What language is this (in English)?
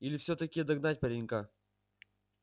Russian